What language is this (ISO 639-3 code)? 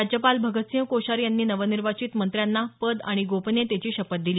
mar